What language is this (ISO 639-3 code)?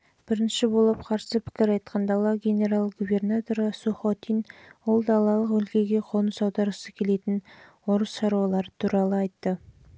kaz